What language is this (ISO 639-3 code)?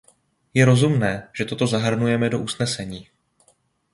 ces